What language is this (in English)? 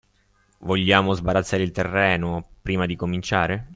Italian